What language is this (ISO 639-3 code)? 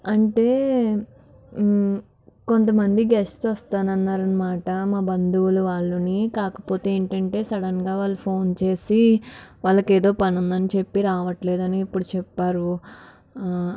tel